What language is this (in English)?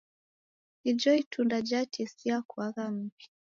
Taita